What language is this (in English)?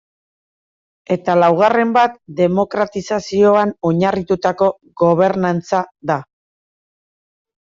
Basque